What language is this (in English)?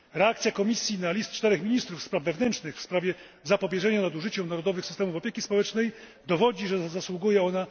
Polish